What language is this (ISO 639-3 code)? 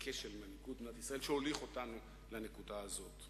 heb